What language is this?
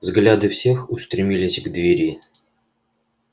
Russian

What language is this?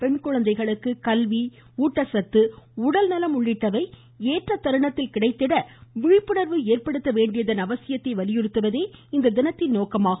Tamil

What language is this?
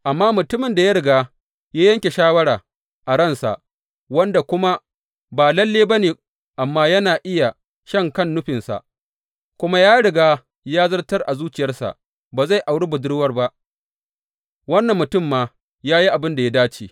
Hausa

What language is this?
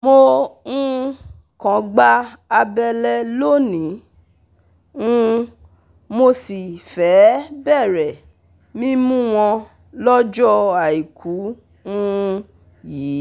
Yoruba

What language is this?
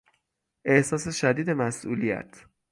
Persian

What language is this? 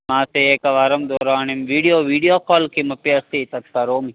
Sanskrit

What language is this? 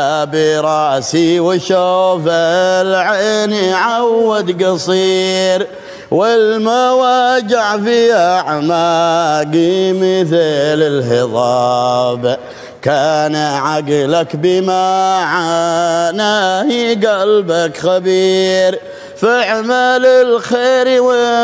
Arabic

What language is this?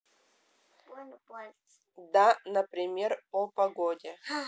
Russian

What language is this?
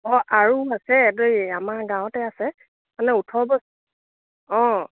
Assamese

